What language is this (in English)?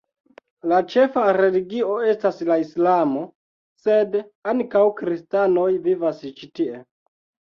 Esperanto